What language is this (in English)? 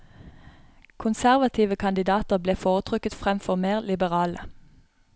Norwegian